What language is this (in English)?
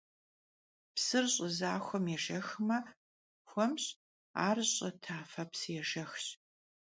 Kabardian